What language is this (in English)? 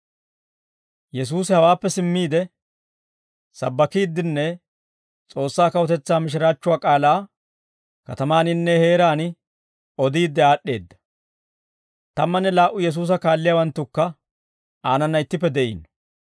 Dawro